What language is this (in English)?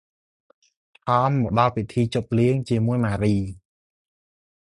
Khmer